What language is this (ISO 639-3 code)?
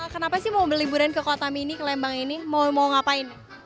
ind